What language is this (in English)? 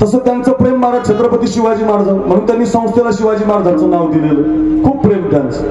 Marathi